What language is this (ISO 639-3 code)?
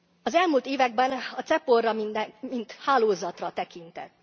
hun